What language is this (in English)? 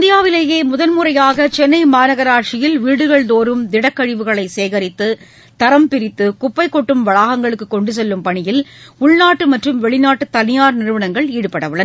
Tamil